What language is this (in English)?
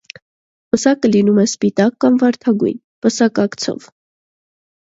Armenian